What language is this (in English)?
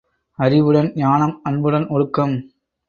Tamil